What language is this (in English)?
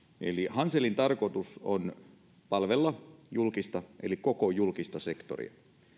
Finnish